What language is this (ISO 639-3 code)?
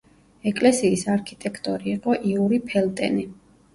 kat